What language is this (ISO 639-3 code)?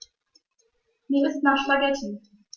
deu